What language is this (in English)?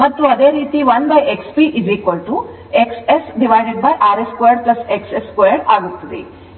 Kannada